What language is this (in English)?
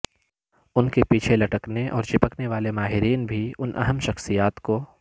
Urdu